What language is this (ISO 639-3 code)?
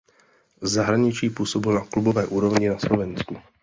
ces